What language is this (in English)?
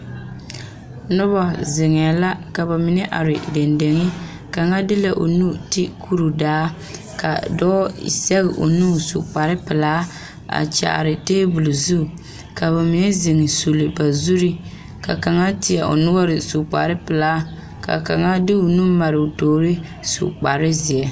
Southern Dagaare